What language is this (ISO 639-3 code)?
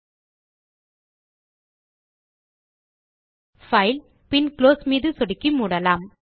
tam